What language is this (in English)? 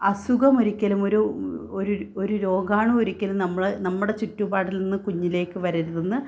Malayalam